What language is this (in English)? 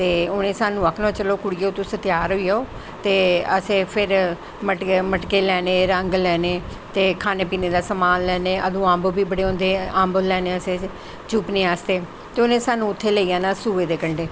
Dogri